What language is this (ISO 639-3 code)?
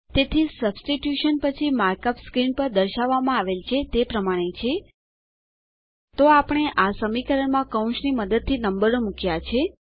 guj